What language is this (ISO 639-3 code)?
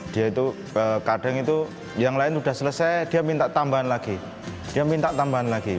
ind